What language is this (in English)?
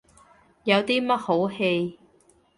Cantonese